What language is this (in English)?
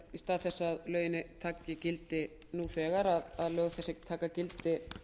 Icelandic